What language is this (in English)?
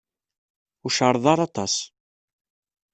Kabyle